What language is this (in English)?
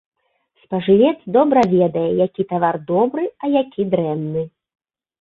Belarusian